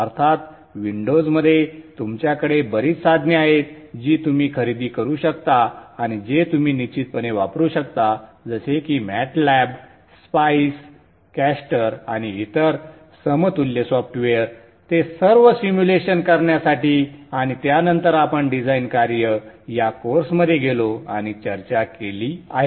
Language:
Marathi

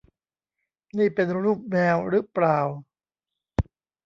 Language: Thai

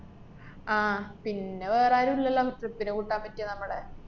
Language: Malayalam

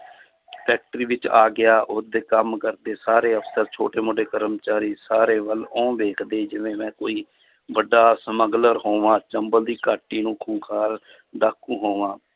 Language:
Punjabi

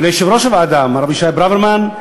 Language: Hebrew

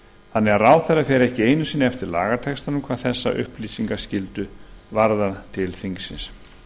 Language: Icelandic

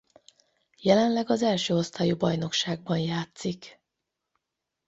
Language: Hungarian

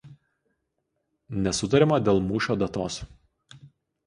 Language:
Lithuanian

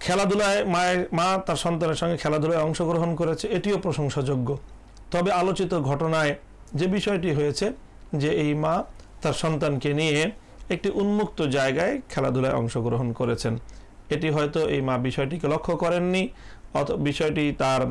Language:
Turkish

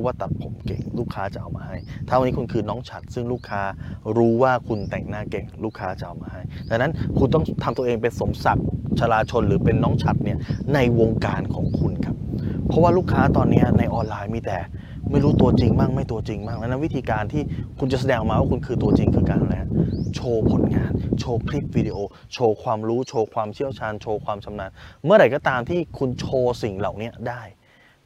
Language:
Thai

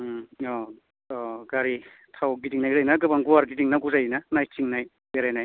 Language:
Bodo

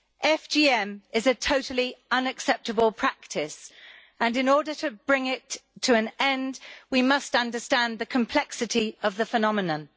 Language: English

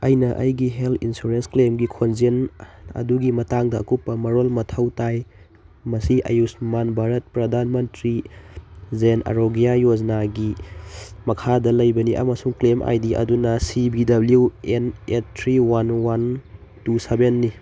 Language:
Manipuri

